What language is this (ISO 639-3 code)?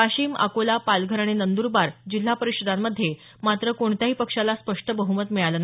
mar